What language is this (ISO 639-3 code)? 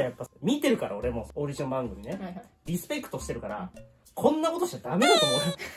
jpn